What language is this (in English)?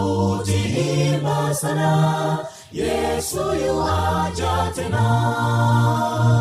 Swahili